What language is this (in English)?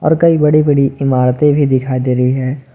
Hindi